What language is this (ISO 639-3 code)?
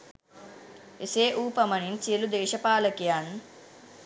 sin